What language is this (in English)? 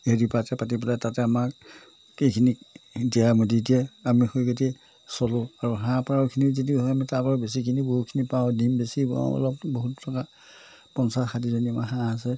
Assamese